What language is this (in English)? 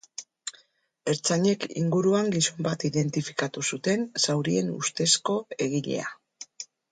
Basque